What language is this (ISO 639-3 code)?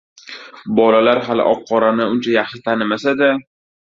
uzb